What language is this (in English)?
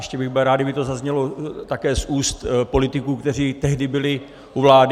Czech